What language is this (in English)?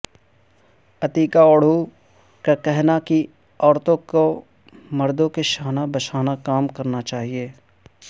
Urdu